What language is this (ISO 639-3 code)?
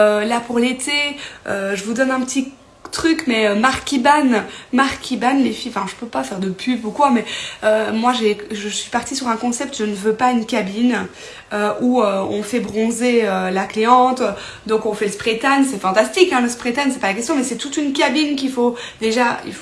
fra